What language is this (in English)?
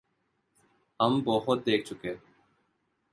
Urdu